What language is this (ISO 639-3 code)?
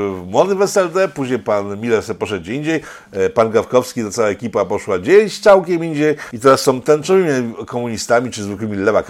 pol